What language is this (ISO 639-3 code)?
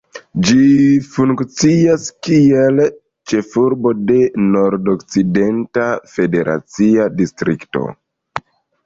epo